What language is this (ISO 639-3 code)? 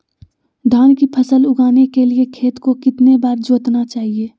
mag